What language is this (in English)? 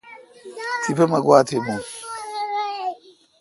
Kalkoti